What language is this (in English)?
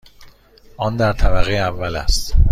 Persian